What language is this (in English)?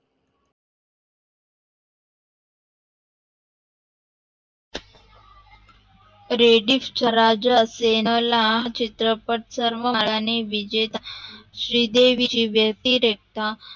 Marathi